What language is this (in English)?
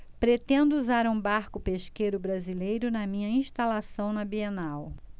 Portuguese